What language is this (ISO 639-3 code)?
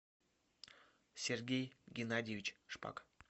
rus